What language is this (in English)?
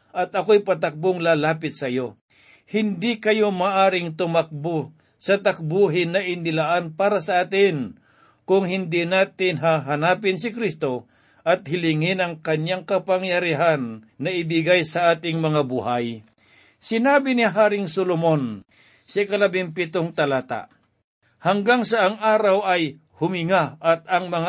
Filipino